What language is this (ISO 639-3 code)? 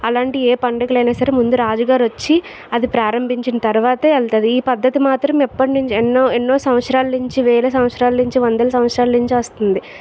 tel